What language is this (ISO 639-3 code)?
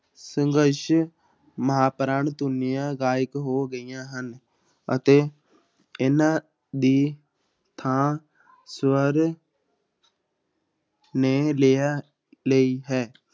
pan